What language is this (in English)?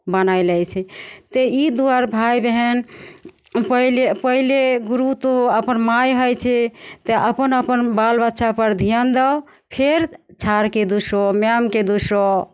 Maithili